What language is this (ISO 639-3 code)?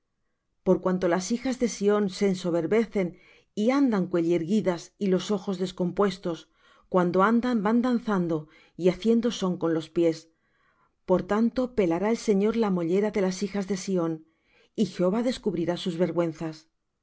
spa